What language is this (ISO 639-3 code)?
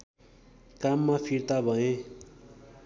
nep